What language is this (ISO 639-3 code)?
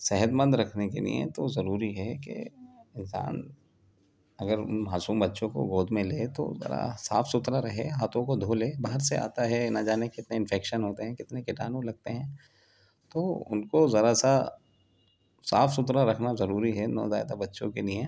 urd